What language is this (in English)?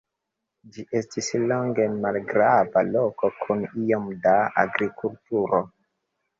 Esperanto